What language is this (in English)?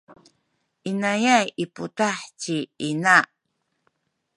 Sakizaya